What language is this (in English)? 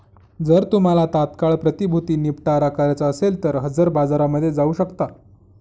Marathi